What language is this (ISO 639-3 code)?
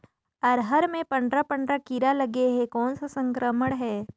hne